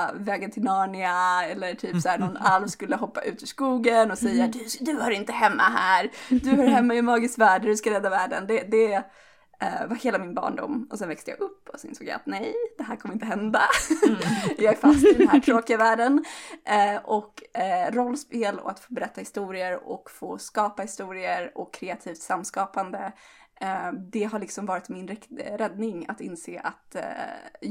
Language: Swedish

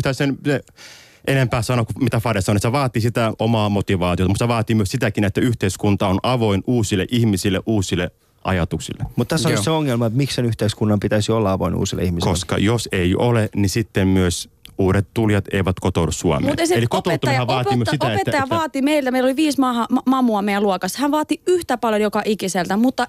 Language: Finnish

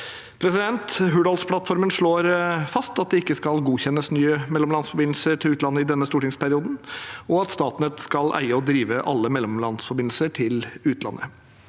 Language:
Norwegian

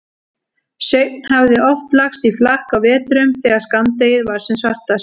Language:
Icelandic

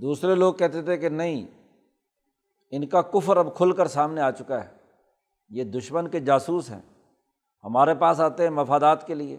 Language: Urdu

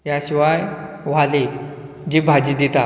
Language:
Konkani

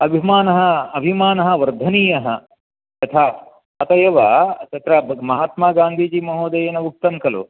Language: Sanskrit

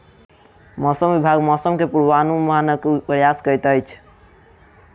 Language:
Maithili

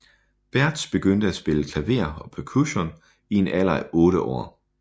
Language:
Danish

